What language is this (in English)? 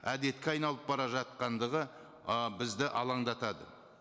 Kazakh